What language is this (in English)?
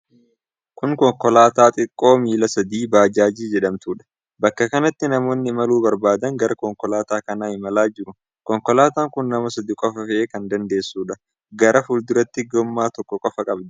Oromo